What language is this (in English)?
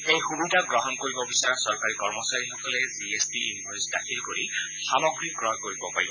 Assamese